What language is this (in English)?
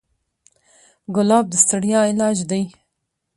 Pashto